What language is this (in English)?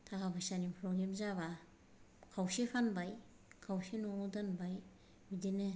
Bodo